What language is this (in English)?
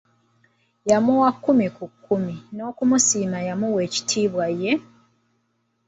Ganda